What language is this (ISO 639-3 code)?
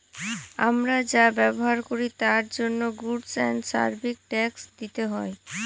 ben